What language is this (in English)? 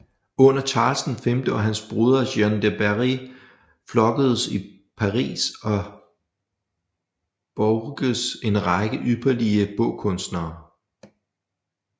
Danish